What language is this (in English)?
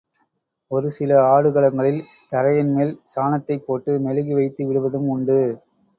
Tamil